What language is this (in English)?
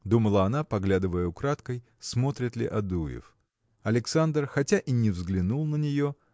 Russian